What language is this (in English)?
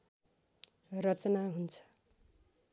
Nepali